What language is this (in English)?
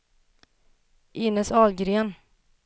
Swedish